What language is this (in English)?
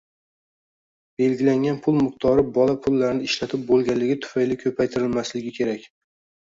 Uzbek